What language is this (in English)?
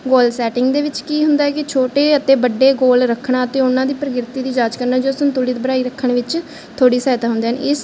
Punjabi